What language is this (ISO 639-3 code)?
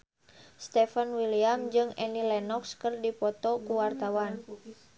sun